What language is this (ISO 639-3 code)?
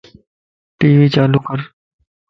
lss